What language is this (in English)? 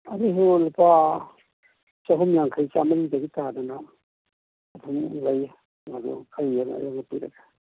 Manipuri